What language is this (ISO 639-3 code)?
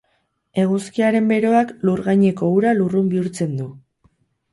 eus